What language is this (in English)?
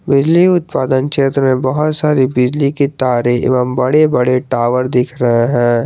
Hindi